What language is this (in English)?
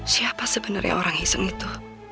Indonesian